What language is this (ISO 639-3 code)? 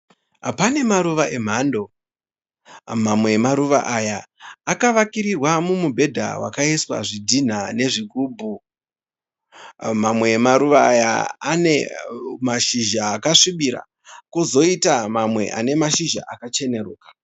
sna